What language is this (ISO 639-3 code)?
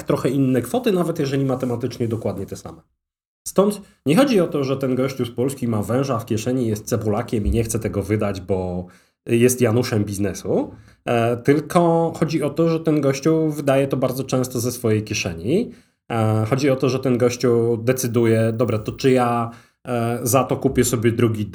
pol